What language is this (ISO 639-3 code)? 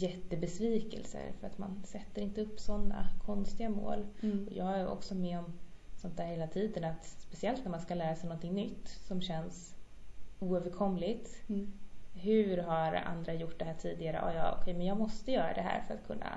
swe